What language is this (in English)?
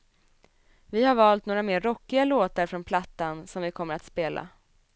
Swedish